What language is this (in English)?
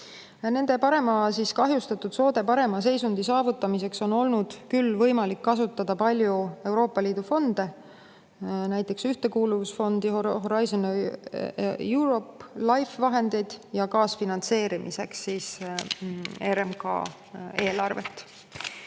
Estonian